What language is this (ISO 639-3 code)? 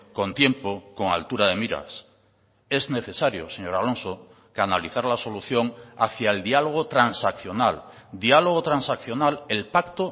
spa